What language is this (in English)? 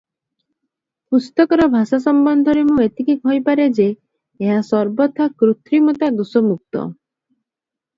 Odia